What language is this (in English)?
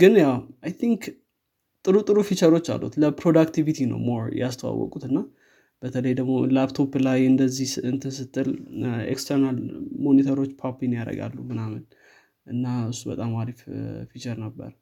Amharic